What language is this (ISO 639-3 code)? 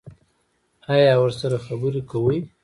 pus